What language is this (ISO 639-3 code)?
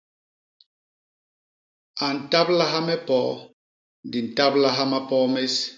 bas